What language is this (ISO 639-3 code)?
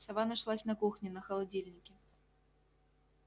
rus